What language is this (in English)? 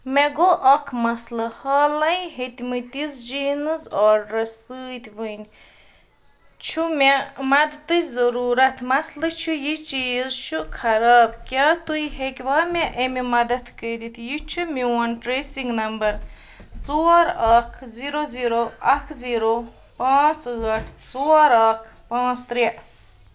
Kashmiri